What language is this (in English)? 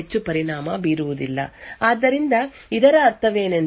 Kannada